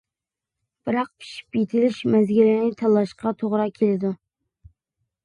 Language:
Uyghur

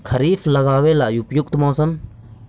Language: Magahi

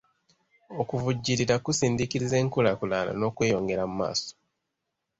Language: Ganda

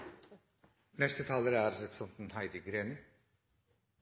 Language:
Norwegian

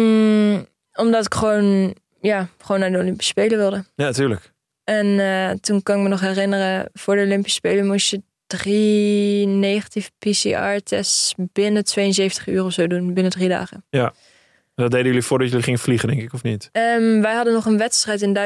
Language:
Dutch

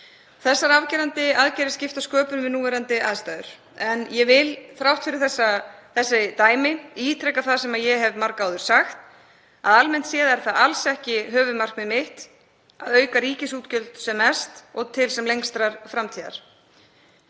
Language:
Icelandic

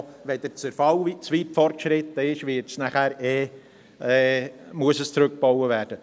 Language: Swiss German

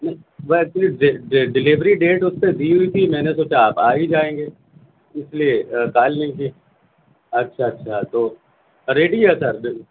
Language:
Urdu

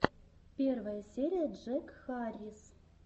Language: Russian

